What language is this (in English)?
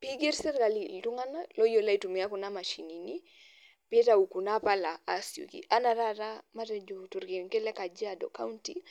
Masai